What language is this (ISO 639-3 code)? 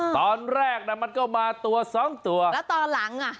tha